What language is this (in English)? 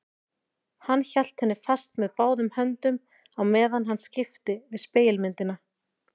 Icelandic